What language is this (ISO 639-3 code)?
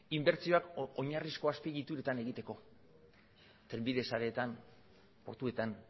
eus